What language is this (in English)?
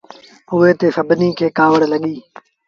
Sindhi Bhil